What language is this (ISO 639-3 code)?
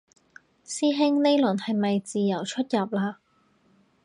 yue